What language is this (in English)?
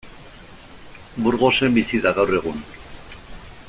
Basque